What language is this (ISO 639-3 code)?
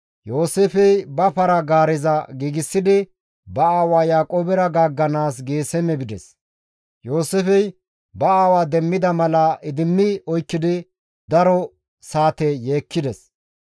gmv